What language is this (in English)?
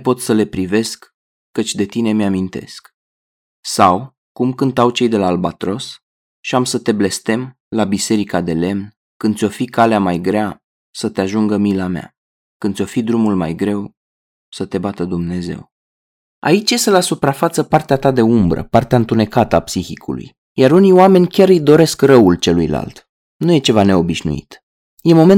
Romanian